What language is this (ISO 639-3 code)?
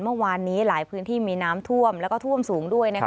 tha